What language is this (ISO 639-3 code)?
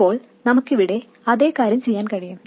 mal